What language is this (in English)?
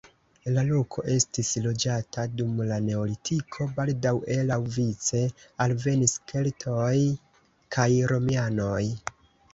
Esperanto